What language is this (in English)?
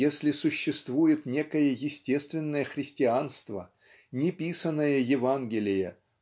Russian